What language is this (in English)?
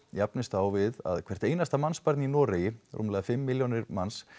Icelandic